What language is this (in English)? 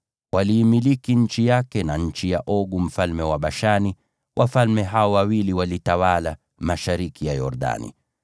Swahili